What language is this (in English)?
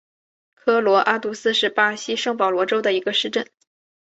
Chinese